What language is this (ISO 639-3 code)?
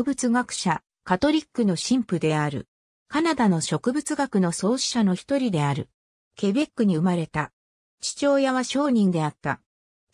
jpn